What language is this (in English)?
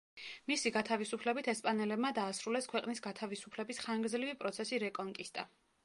Georgian